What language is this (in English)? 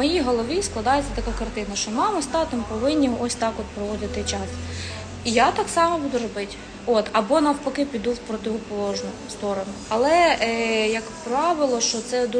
Ukrainian